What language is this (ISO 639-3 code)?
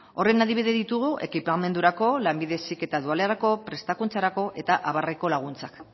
eus